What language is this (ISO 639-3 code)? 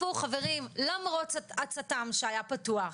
heb